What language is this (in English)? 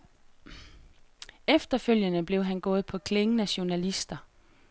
Danish